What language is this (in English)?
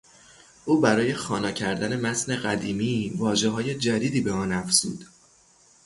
Persian